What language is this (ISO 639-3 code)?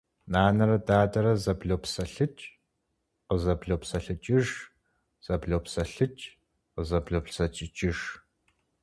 kbd